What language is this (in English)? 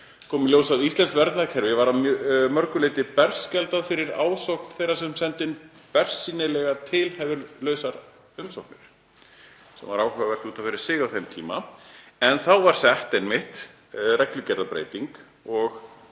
Icelandic